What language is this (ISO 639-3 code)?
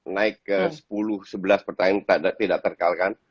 ind